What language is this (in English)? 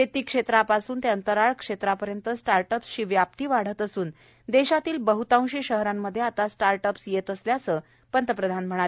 Marathi